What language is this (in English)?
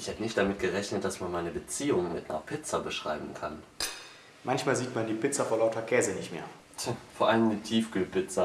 German